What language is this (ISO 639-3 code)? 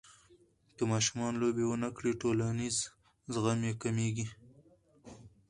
pus